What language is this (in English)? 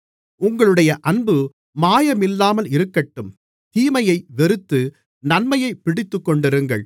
Tamil